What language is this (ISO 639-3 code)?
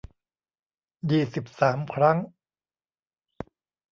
tha